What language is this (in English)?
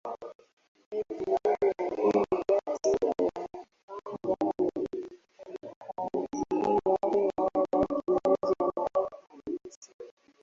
Swahili